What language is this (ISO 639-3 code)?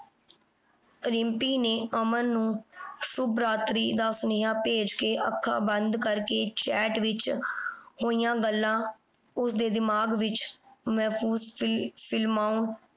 pan